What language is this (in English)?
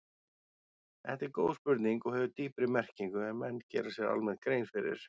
Icelandic